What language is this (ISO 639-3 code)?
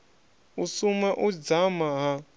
ven